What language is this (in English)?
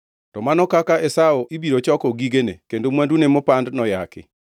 Luo (Kenya and Tanzania)